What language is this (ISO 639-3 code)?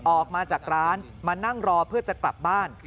tha